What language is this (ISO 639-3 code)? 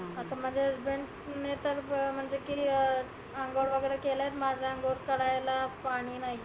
mar